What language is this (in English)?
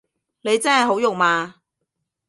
Cantonese